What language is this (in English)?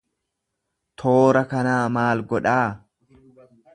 Oromo